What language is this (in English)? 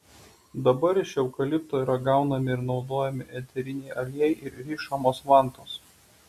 Lithuanian